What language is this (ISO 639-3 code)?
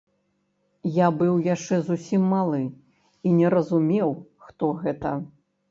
bel